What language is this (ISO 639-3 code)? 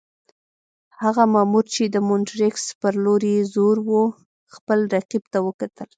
pus